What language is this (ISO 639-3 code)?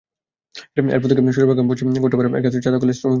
ben